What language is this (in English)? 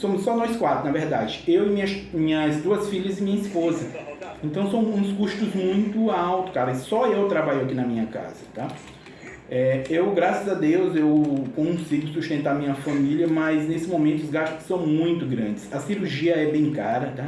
Portuguese